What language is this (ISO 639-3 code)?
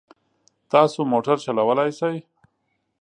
pus